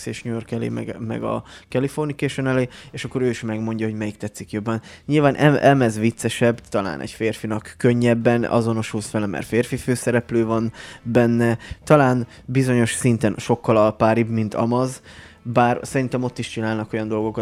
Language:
Hungarian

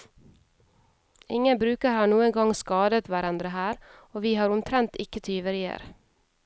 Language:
Norwegian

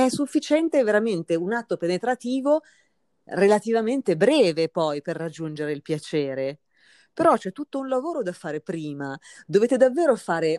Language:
Italian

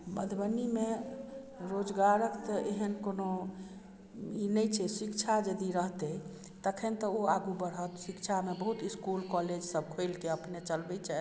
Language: Maithili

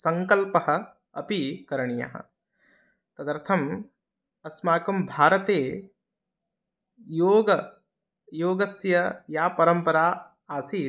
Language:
Sanskrit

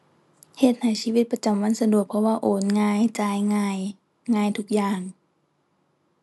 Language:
Thai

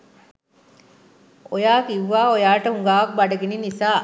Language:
Sinhala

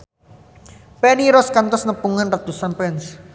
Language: Sundanese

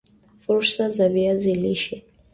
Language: Swahili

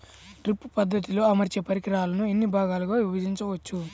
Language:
Telugu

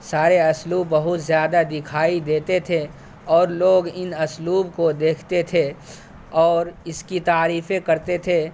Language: Urdu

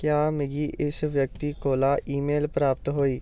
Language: Dogri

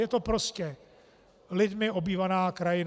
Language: Czech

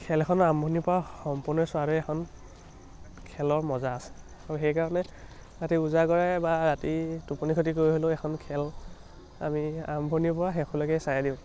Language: Assamese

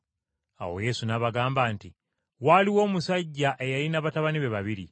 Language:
Ganda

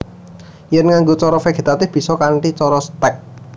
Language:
Javanese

